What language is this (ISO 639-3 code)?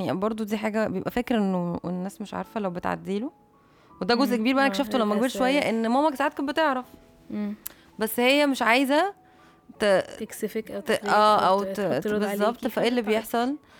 ara